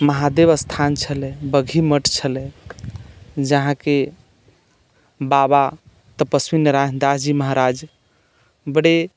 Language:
Maithili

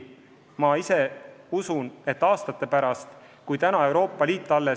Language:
Estonian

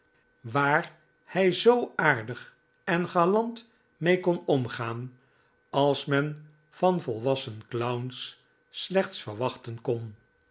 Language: Dutch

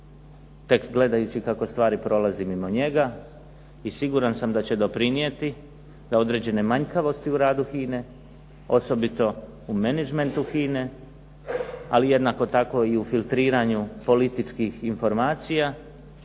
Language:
Croatian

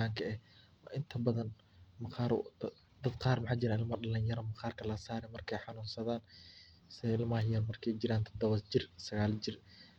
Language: Somali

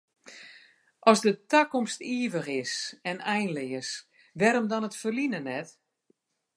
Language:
Western Frisian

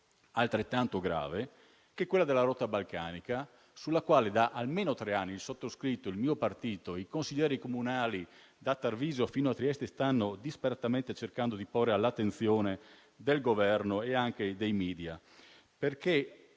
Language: Italian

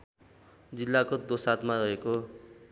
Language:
Nepali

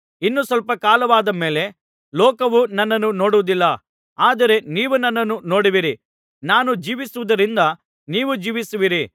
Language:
Kannada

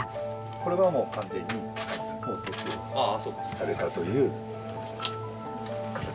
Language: Japanese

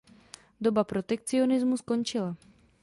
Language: Czech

